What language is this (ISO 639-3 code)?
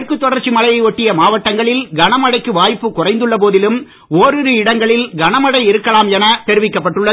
tam